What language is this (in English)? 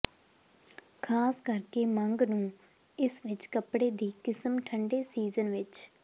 Punjabi